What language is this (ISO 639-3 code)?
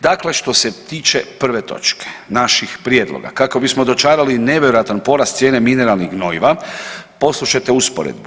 hrv